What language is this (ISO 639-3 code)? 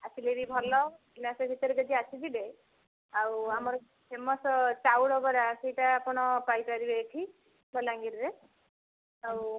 ori